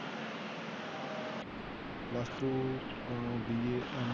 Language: Punjabi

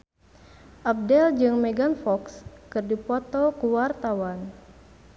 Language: Sundanese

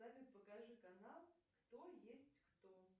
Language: Russian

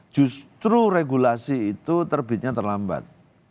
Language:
Indonesian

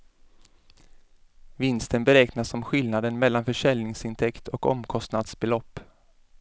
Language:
Swedish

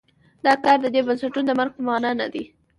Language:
Pashto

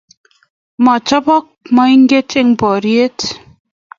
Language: Kalenjin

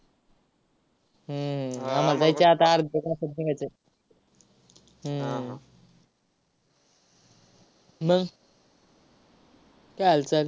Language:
Marathi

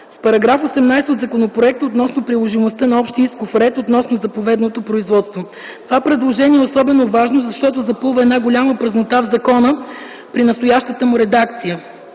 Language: Bulgarian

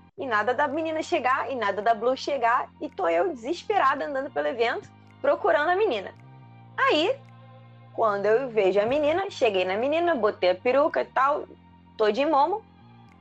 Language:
Portuguese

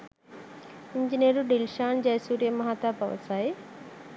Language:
Sinhala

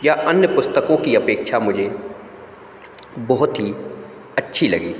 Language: Hindi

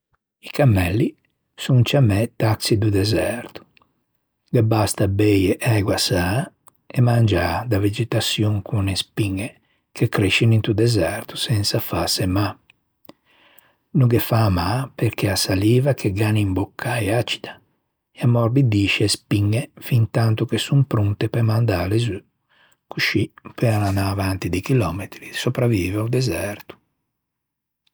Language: Ligurian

